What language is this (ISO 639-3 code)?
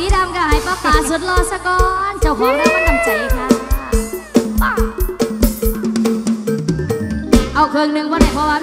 tha